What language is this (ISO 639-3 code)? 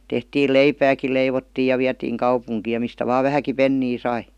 fin